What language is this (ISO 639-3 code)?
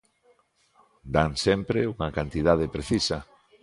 glg